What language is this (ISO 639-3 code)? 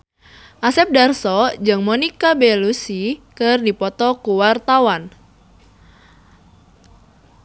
sun